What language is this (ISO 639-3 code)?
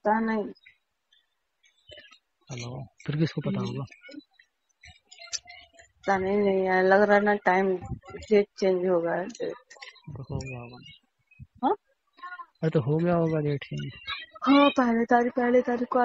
hin